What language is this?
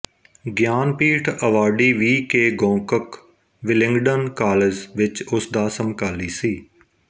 Punjabi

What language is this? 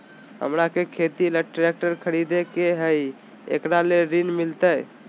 Magahi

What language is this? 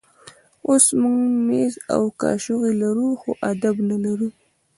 Pashto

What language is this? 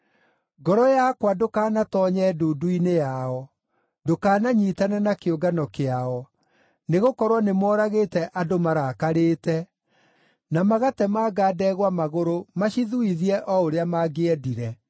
Kikuyu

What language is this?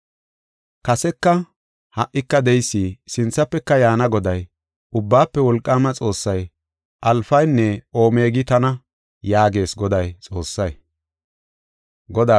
Gofa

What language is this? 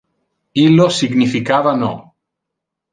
Interlingua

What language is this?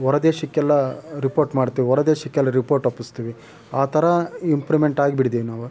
Kannada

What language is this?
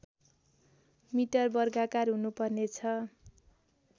Nepali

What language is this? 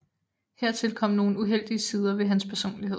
Danish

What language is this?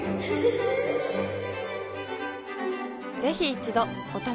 Japanese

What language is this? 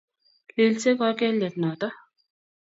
Kalenjin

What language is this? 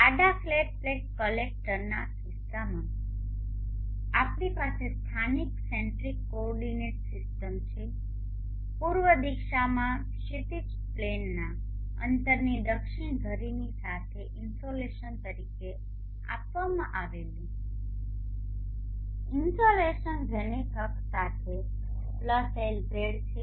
Gujarati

